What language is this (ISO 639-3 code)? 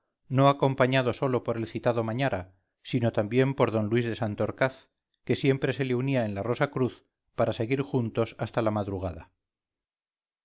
spa